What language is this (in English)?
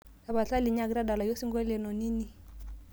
Masai